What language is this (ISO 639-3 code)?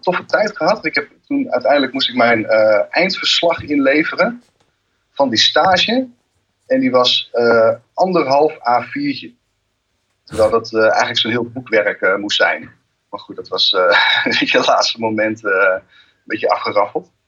nld